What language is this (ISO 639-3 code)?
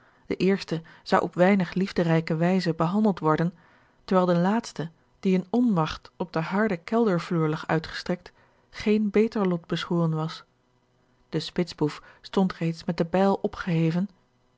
nld